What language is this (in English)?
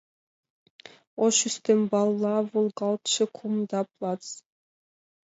Mari